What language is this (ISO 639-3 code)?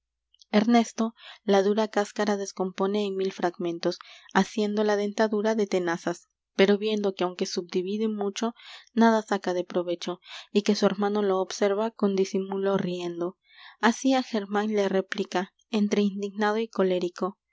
spa